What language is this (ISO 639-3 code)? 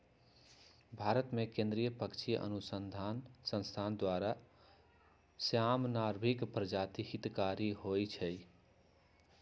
mag